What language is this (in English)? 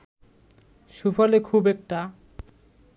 Bangla